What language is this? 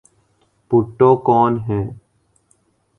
Urdu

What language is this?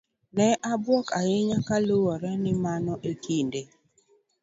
Luo (Kenya and Tanzania)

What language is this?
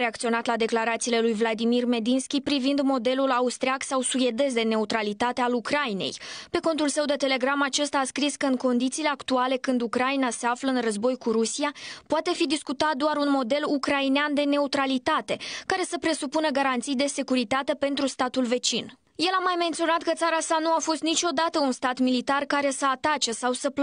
Romanian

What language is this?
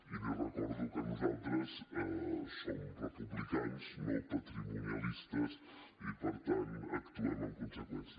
Catalan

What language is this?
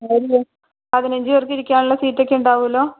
Malayalam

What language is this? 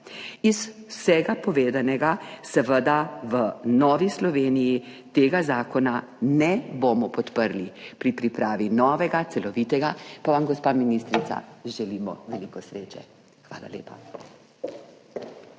Slovenian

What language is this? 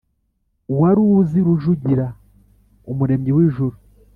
Kinyarwanda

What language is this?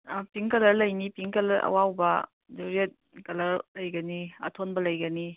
Manipuri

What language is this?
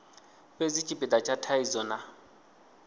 Venda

